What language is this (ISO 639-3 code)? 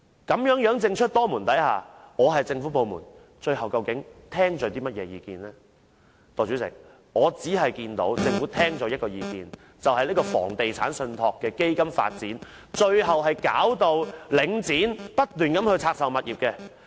yue